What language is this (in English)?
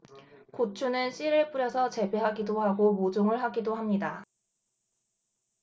Korean